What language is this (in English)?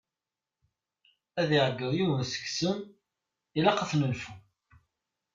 Kabyle